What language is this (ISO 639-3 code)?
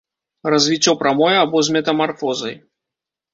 bel